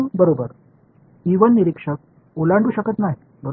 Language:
Marathi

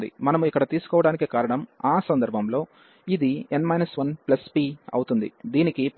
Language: Telugu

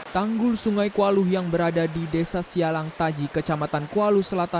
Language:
Indonesian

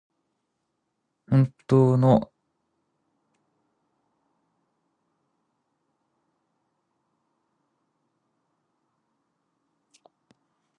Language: Japanese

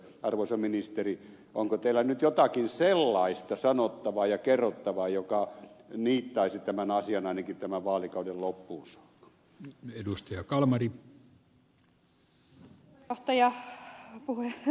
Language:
Finnish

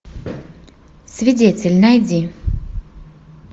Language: Russian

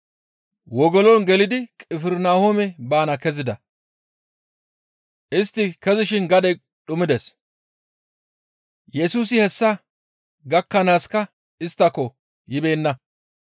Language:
Gamo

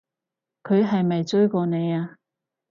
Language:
Cantonese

